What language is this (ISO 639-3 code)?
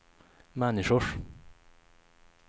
swe